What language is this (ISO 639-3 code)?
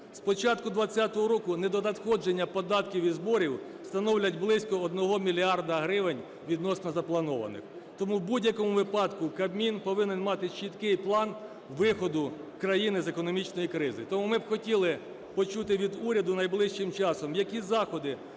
ukr